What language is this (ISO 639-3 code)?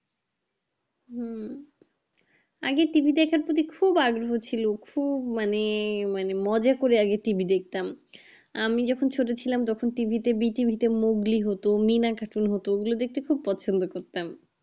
ben